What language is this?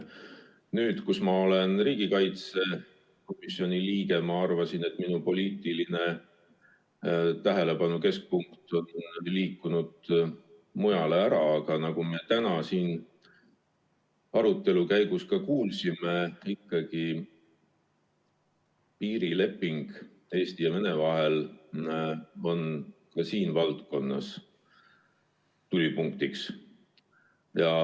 Estonian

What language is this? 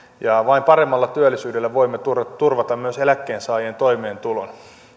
Finnish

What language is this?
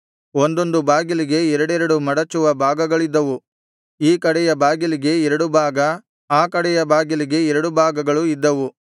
Kannada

